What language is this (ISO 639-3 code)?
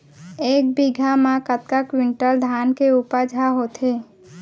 hne